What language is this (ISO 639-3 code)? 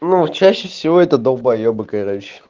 rus